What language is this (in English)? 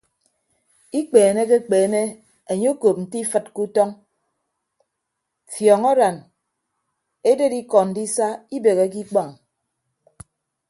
Ibibio